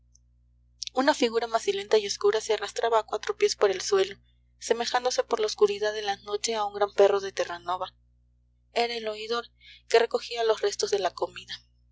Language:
Spanish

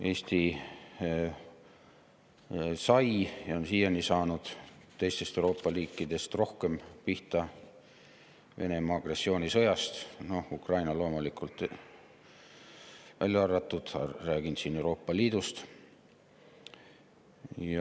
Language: Estonian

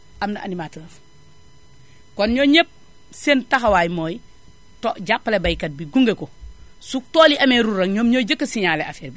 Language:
Wolof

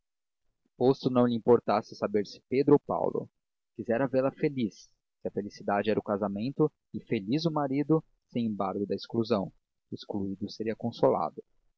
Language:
Portuguese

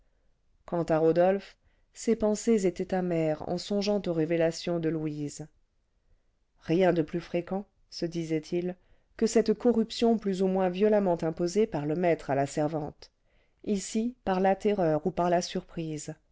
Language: French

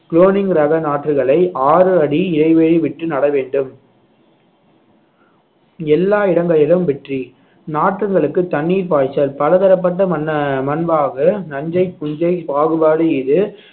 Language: Tamil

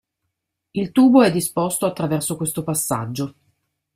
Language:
Italian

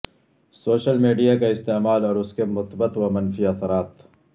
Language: Urdu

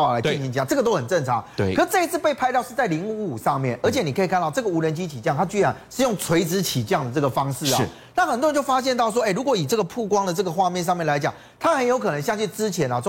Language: Chinese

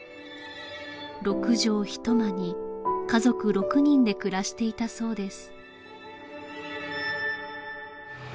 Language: Japanese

